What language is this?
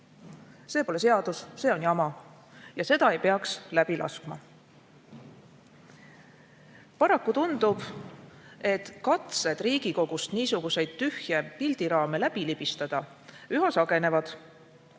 Estonian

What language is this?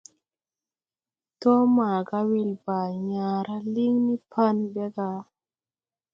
Tupuri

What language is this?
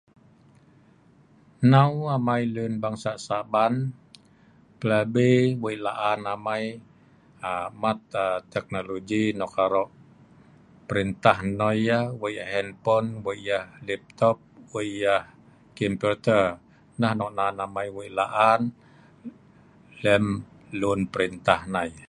Sa'ban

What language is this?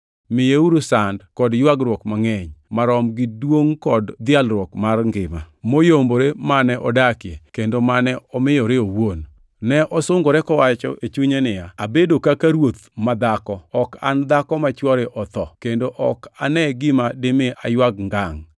Luo (Kenya and Tanzania)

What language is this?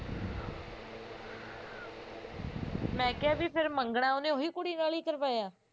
Punjabi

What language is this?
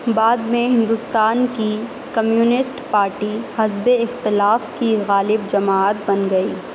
Urdu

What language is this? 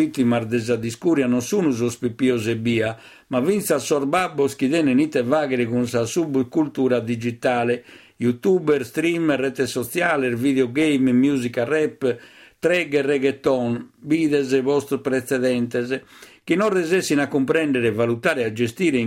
Italian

